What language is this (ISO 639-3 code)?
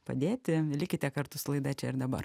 lit